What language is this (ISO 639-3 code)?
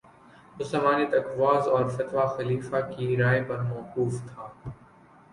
urd